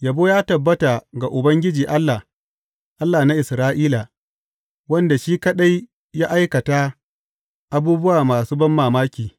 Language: Hausa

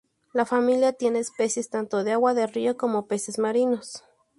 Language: Spanish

